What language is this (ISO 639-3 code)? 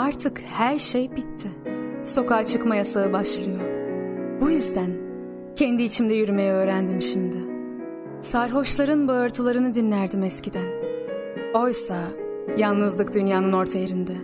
tur